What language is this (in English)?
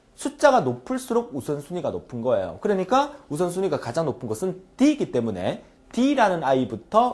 Korean